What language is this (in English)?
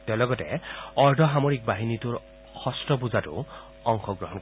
Assamese